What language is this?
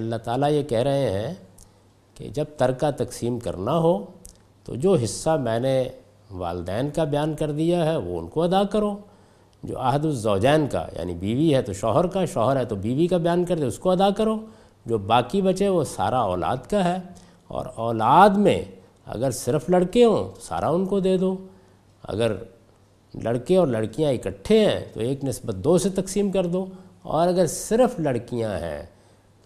Urdu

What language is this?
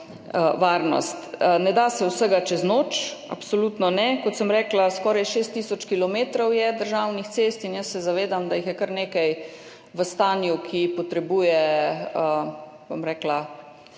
Slovenian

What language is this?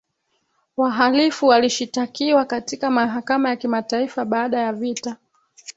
Swahili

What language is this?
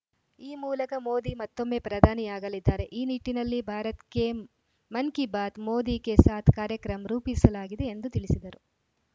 Kannada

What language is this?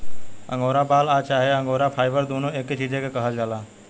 Bhojpuri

